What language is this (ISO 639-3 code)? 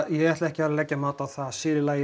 isl